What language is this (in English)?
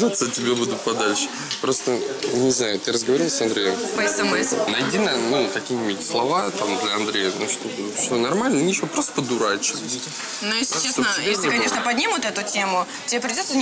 Russian